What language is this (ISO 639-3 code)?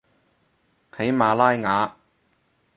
yue